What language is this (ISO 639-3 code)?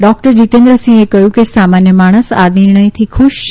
guj